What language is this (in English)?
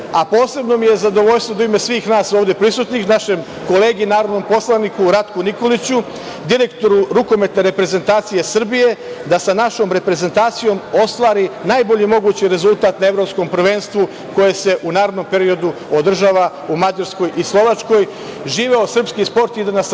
Serbian